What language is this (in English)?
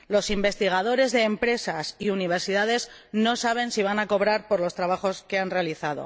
Spanish